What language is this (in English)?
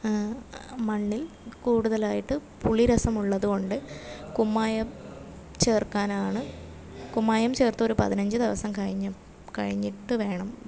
Malayalam